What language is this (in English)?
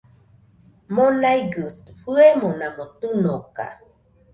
Nüpode Huitoto